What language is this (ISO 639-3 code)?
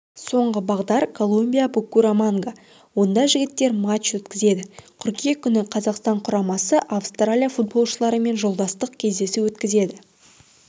kaz